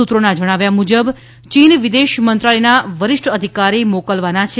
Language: Gujarati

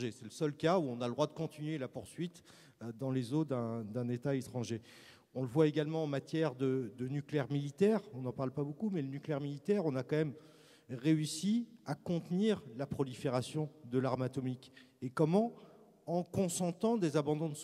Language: French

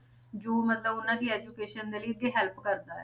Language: Punjabi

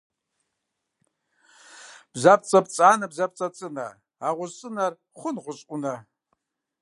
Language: Kabardian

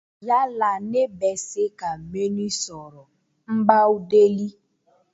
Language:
Dyula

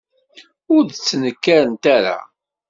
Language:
Kabyle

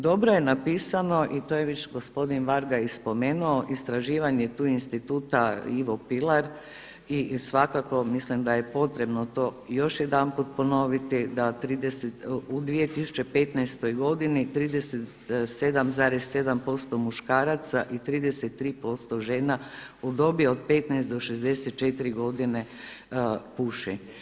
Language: Croatian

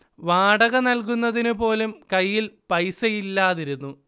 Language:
Malayalam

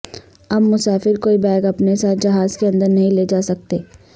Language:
Urdu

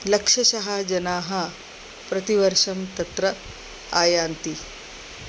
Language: Sanskrit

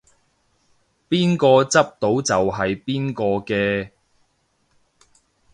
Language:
Cantonese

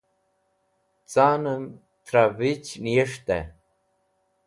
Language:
Wakhi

